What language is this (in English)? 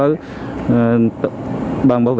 Vietnamese